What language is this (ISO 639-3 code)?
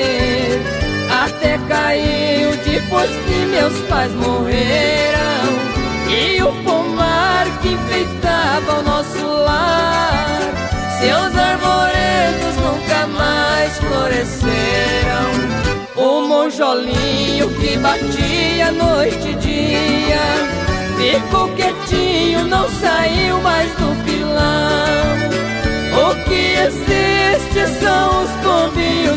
por